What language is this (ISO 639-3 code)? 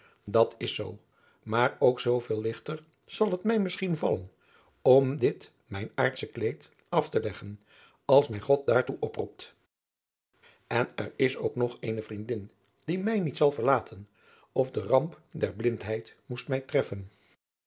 nld